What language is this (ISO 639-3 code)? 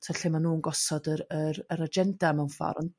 cym